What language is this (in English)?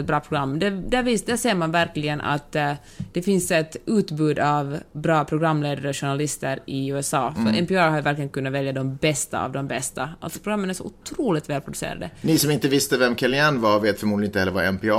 Swedish